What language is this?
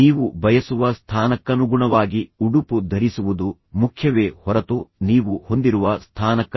Kannada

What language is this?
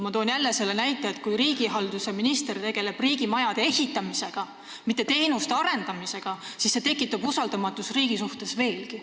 Estonian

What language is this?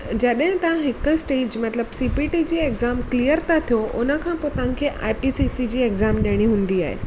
Sindhi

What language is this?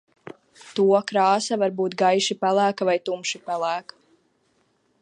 Latvian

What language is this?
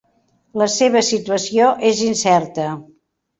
Catalan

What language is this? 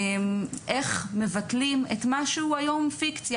Hebrew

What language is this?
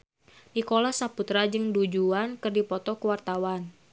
Sundanese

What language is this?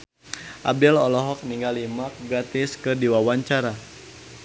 Sundanese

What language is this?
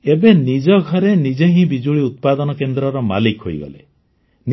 Odia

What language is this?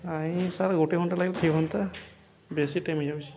Odia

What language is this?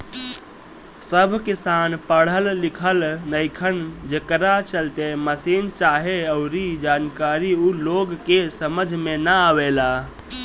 Bhojpuri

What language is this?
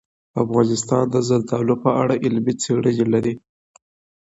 Pashto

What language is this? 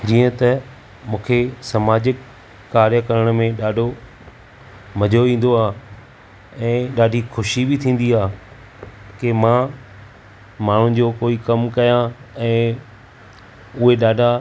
Sindhi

